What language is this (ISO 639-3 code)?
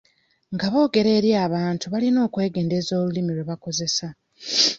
lug